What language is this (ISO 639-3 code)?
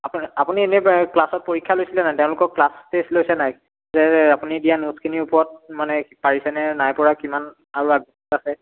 asm